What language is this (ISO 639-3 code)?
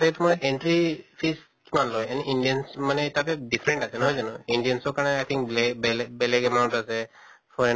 asm